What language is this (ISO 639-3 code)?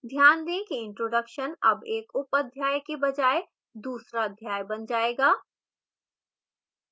hin